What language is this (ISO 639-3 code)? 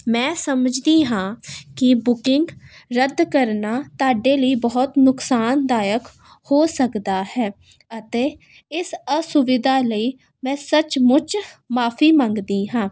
pan